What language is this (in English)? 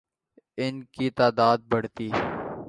Urdu